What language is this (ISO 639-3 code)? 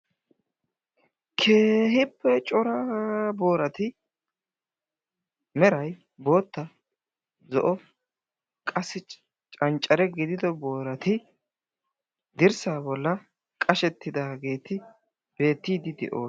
wal